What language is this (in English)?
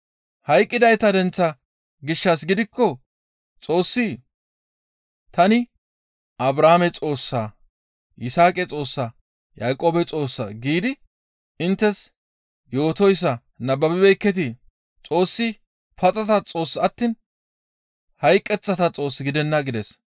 Gamo